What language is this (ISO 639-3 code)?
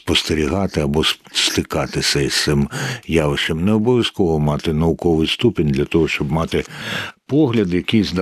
ukr